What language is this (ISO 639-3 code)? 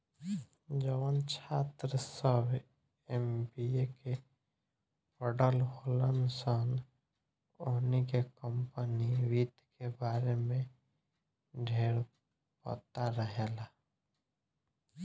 bho